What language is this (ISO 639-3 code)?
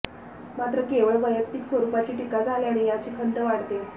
mar